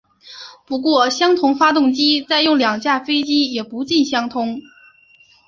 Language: Chinese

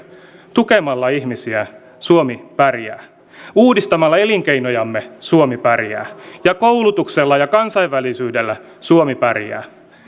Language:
Finnish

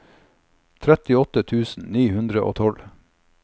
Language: Norwegian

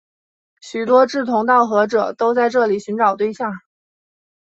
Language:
Chinese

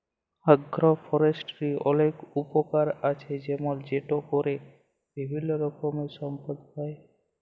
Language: Bangla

